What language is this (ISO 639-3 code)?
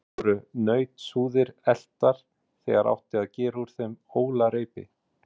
isl